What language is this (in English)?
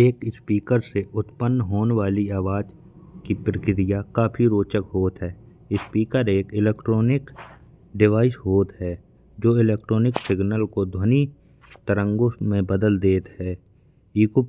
Bundeli